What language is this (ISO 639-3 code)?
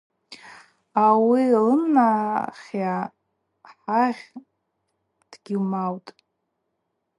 abq